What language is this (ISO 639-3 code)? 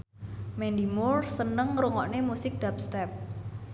jav